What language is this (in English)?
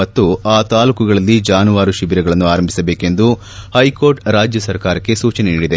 Kannada